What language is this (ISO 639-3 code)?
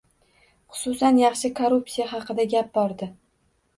uzb